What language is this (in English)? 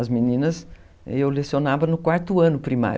Portuguese